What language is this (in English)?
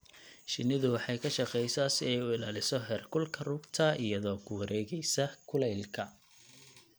Somali